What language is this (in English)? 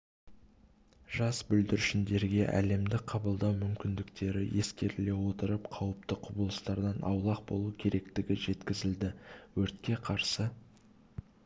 Kazakh